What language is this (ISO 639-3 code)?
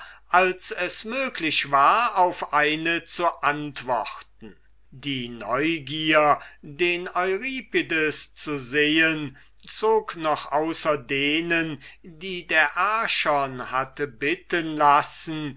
deu